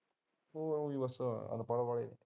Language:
Punjabi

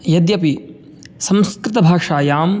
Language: Sanskrit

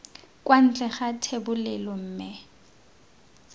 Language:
Tswana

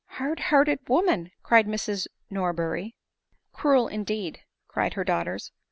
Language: English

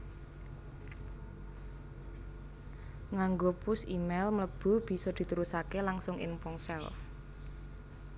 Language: Javanese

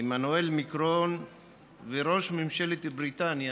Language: Hebrew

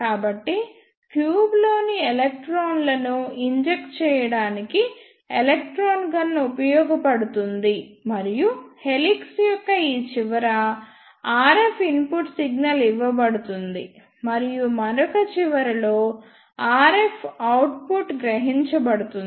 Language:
Telugu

